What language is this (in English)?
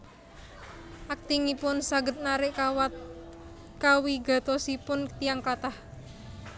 Javanese